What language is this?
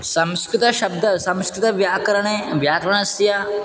Sanskrit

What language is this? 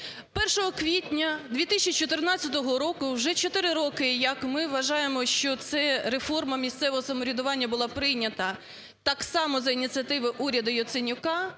Ukrainian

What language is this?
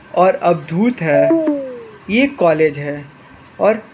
Hindi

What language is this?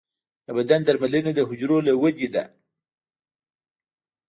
Pashto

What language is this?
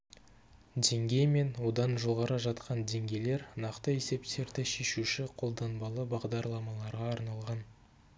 Kazakh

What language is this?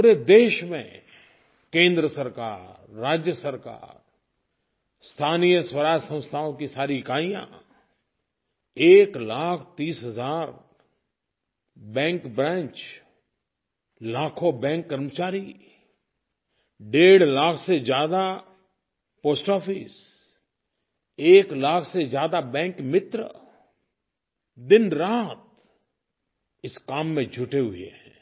Hindi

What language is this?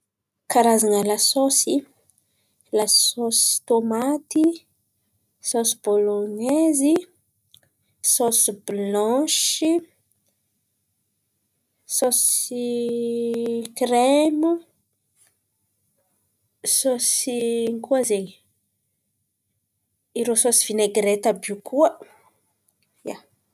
Antankarana Malagasy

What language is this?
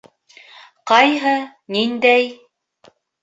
Bashkir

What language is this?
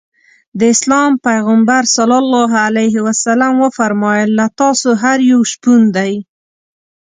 Pashto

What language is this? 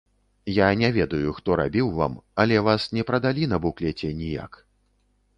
Belarusian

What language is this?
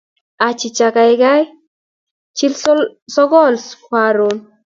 Kalenjin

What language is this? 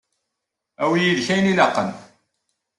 Kabyle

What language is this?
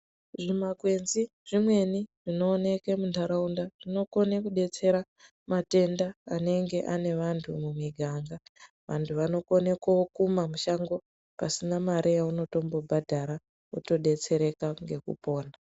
Ndau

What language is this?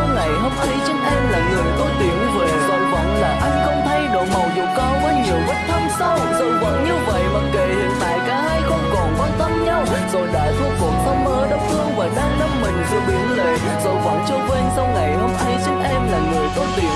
Vietnamese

